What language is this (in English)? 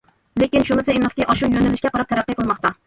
Uyghur